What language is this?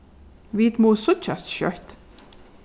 Faroese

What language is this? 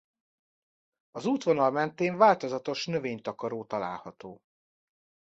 Hungarian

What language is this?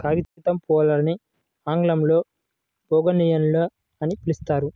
Telugu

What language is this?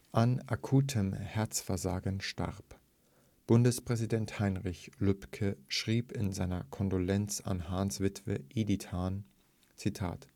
German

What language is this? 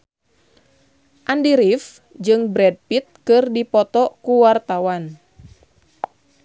Sundanese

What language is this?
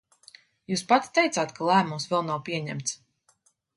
Latvian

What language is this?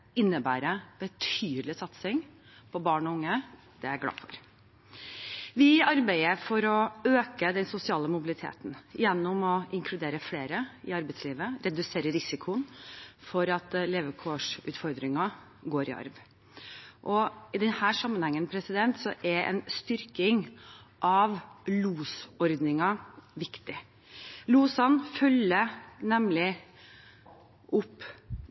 Norwegian Bokmål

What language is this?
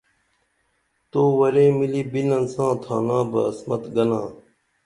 Dameli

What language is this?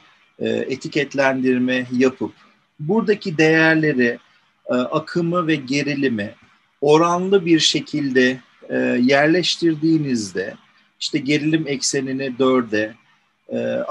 Turkish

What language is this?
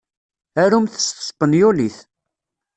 Kabyle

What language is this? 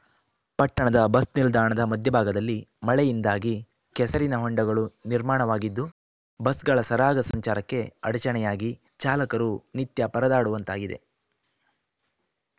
Kannada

